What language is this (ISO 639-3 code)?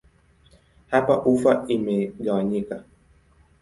swa